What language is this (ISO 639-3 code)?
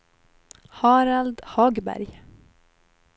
swe